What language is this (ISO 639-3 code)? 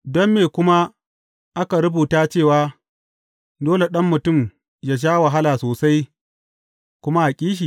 hau